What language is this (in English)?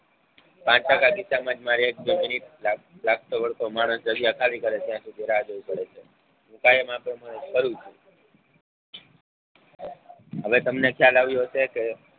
Gujarati